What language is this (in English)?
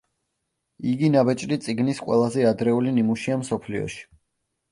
Georgian